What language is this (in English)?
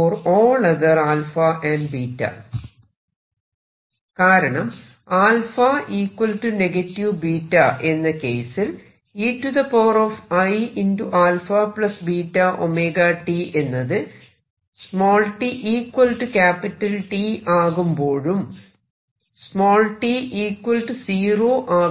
Malayalam